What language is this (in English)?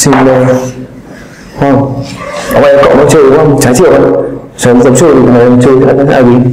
Vietnamese